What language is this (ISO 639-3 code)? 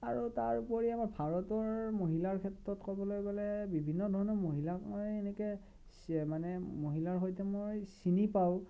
asm